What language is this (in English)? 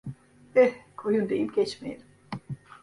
Turkish